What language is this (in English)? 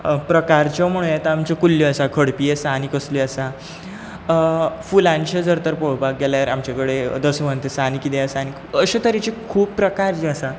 Konkani